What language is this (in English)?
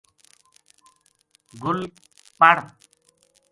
Gujari